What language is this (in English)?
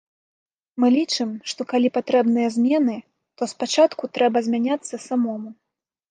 Belarusian